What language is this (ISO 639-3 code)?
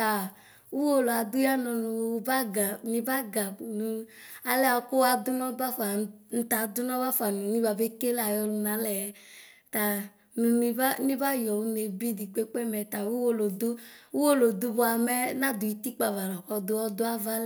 kpo